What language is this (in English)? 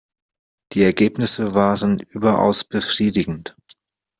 German